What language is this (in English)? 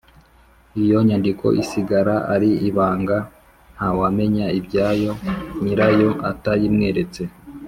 Kinyarwanda